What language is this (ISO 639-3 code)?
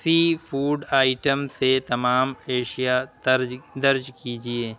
urd